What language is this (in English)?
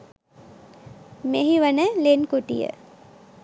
Sinhala